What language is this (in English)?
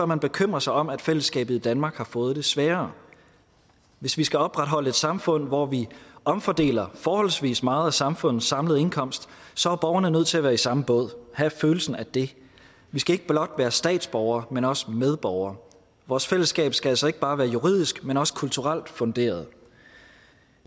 Danish